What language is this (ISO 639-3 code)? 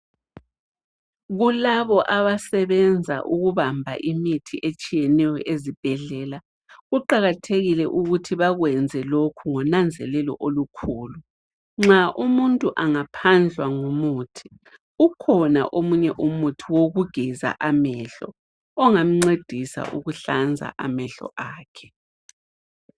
nde